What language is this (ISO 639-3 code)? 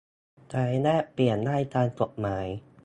tha